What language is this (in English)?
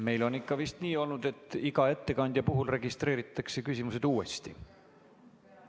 Estonian